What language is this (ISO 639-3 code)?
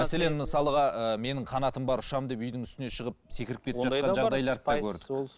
kaz